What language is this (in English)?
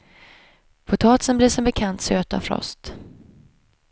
Swedish